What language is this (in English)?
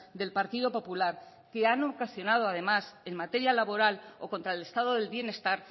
Spanish